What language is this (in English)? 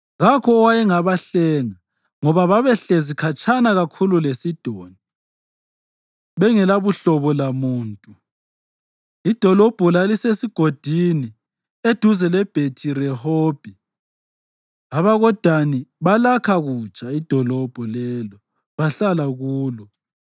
North Ndebele